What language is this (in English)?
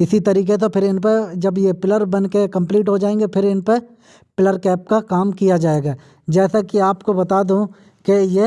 Hindi